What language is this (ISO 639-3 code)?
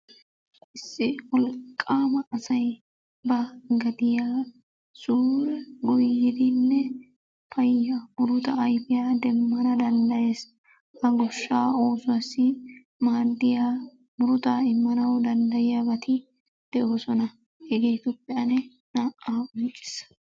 wal